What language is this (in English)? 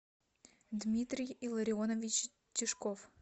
Russian